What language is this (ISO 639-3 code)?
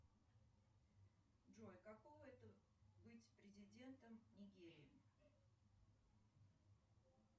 rus